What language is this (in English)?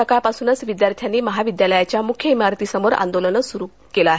Marathi